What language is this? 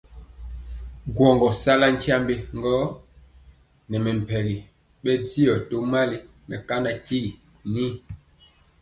Mpiemo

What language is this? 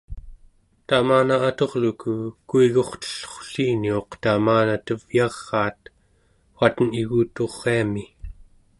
Central Yupik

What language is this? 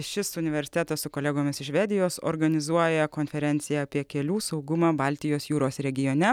Lithuanian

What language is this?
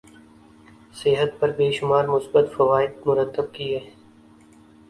Urdu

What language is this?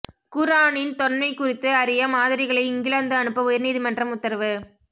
Tamil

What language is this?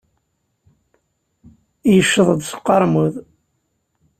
Kabyle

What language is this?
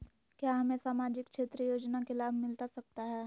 Magahi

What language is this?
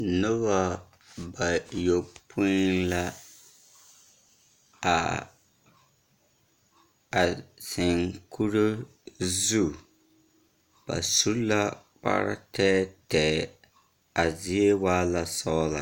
Southern Dagaare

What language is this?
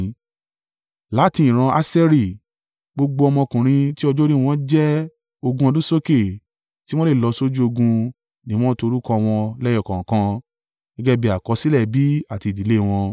Yoruba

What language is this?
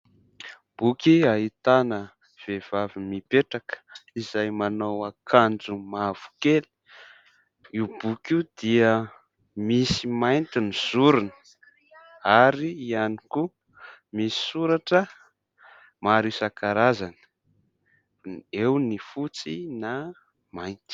Malagasy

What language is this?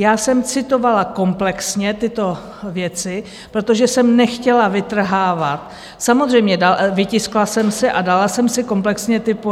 Czech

